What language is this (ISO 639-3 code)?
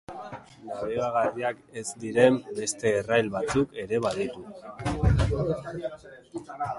eus